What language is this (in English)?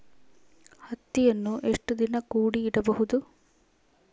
Kannada